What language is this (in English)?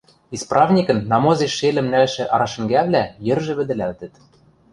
Western Mari